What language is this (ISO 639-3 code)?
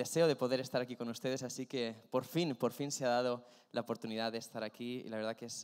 spa